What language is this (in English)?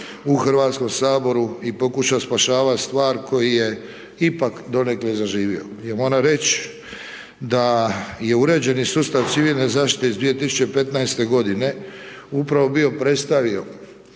Croatian